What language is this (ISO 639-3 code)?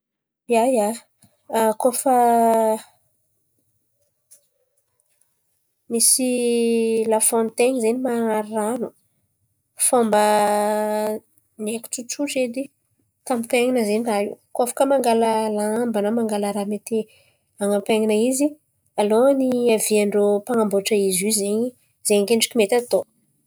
xmv